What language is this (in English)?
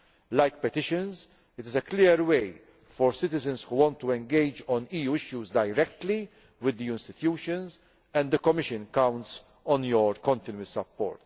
English